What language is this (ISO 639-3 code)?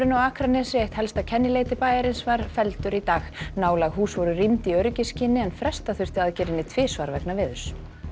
isl